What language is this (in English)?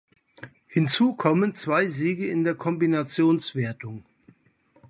German